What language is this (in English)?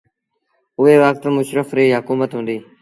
Sindhi Bhil